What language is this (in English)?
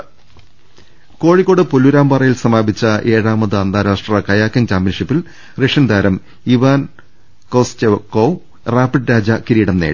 Malayalam